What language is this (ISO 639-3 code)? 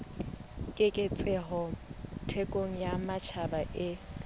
sot